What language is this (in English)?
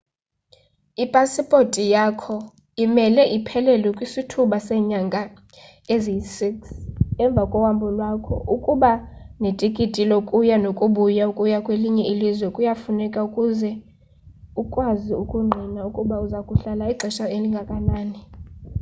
Xhosa